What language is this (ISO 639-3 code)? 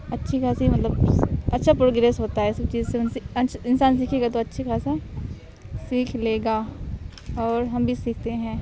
urd